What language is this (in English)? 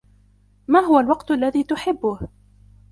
Arabic